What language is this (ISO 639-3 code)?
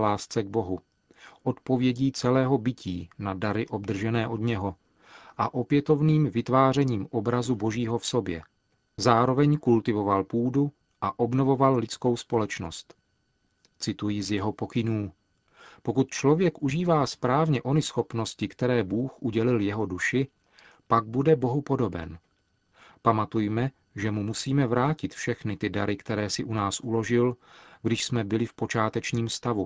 ces